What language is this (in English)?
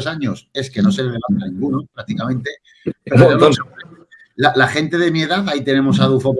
Spanish